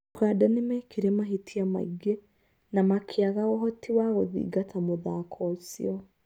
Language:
Kikuyu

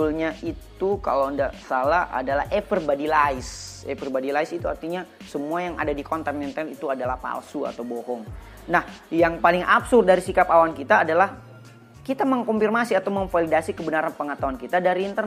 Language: Indonesian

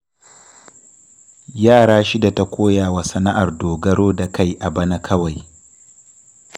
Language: Hausa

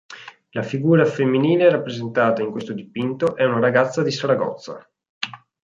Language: Italian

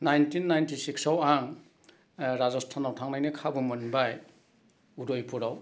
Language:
Bodo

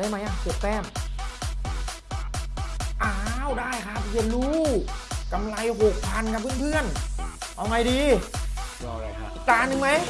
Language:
Thai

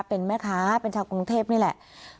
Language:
Thai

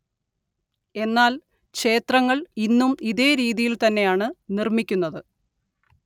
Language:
Malayalam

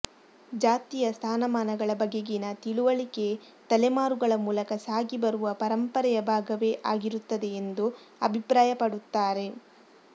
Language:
Kannada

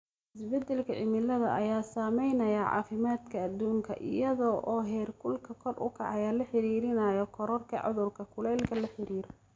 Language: Somali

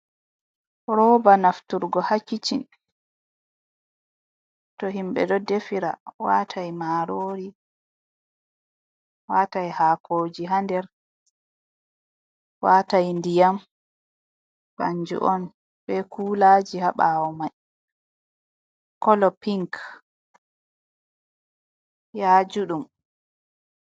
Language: Fula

